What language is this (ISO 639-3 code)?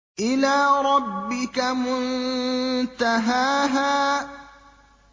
ara